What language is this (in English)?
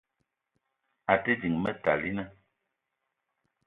Eton (Cameroon)